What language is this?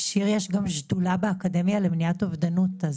Hebrew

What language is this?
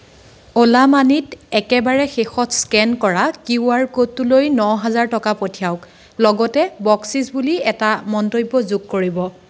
Assamese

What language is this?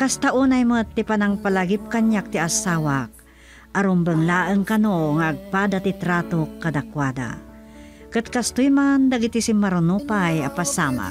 Filipino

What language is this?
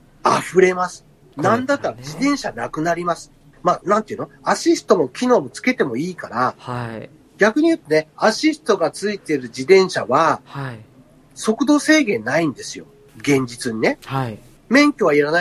Japanese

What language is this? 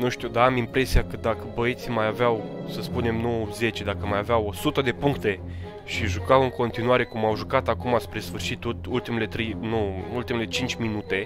Romanian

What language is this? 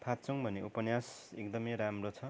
Nepali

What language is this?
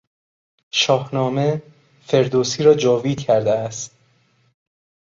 Persian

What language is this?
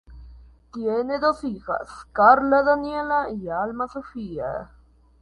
Spanish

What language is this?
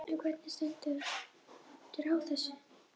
Icelandic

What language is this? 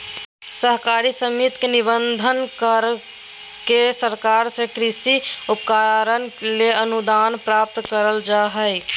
Magahi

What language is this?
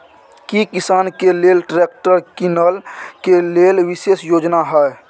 Maithili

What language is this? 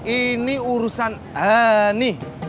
Indonesian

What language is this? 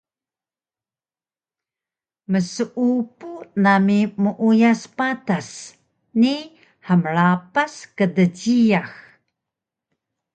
Taroko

